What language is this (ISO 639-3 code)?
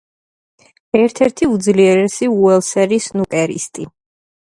kat